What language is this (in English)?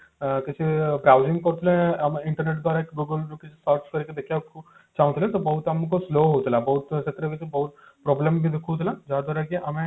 Odia